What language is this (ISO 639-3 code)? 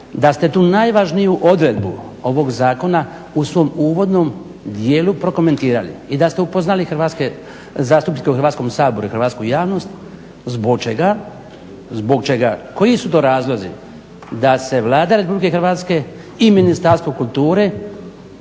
hrv